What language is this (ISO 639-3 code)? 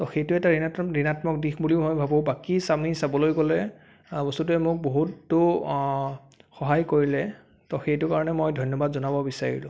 asm